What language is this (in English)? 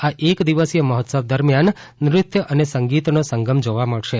Gujarati